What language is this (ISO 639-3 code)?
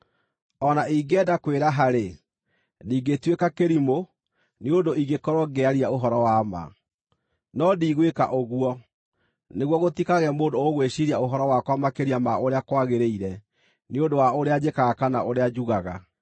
kik